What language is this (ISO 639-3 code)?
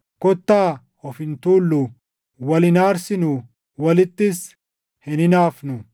orm